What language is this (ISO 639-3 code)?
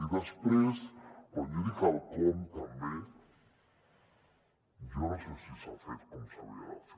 cat